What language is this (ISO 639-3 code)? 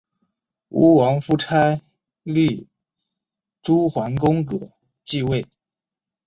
zho